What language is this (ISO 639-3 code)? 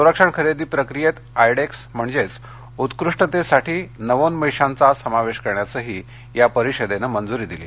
mar